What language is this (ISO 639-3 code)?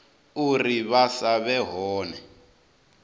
ven